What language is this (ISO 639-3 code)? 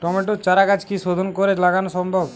ben